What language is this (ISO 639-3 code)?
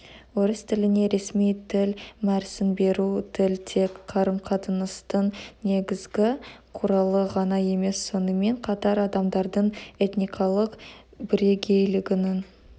kaz